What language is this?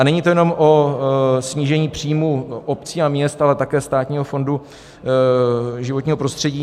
Czech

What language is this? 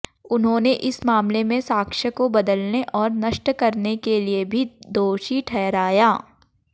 Hindi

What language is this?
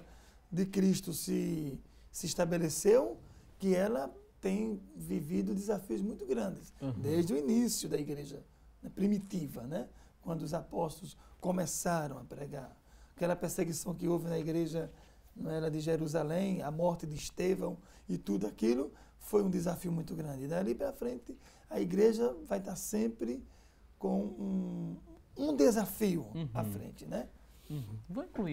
Portuguese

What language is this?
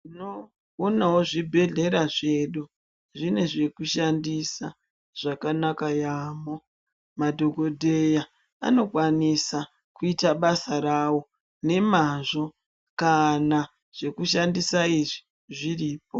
Ndau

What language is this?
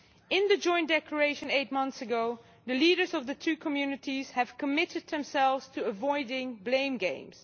English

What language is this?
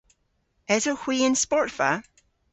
Cornish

